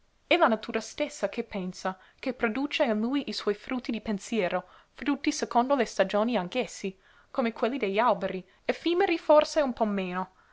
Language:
Italian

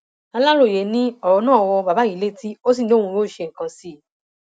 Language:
Yoruba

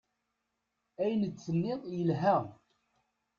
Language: Kabyle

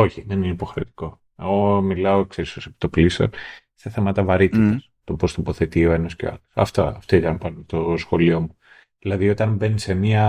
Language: Greek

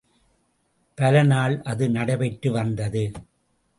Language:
Tamil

